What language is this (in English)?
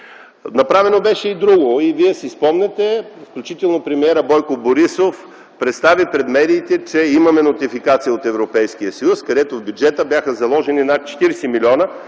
Bulgarian